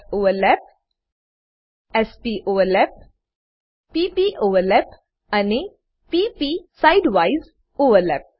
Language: Gujarati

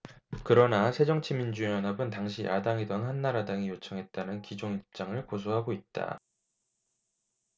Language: Korean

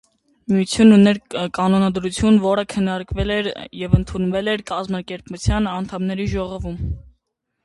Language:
Armenian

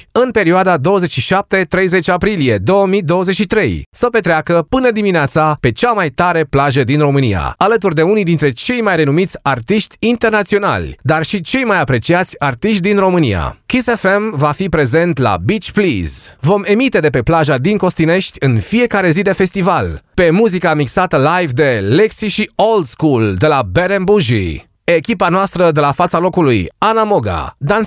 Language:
Romanian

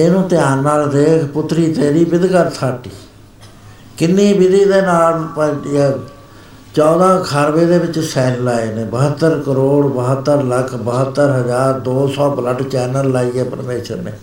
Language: Punjabi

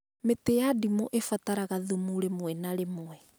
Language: Kikuyu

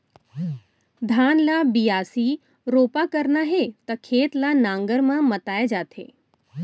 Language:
Chhattisgarhi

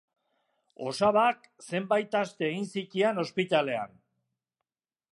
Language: Basque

